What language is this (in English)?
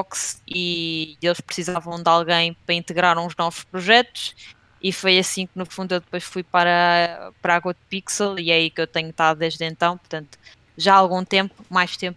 Portuguese